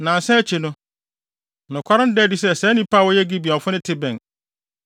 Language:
Akan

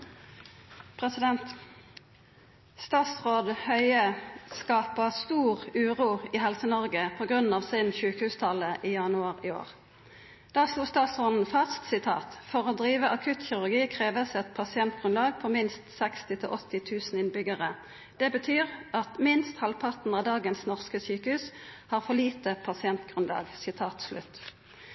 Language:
Norwegian Nynorsk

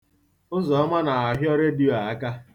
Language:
Igbo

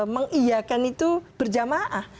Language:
Indonesian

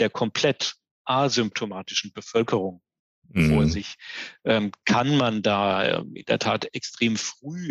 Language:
German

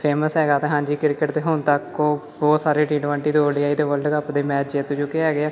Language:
Punjabi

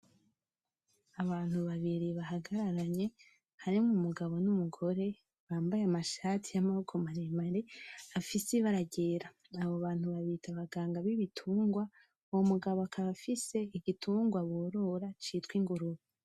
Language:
Rundi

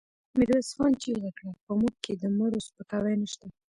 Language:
Pashto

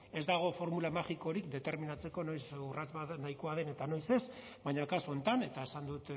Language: Basque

